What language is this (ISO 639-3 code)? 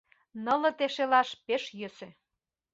chm